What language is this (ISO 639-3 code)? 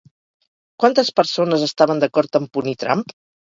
cat